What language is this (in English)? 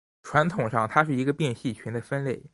Chinese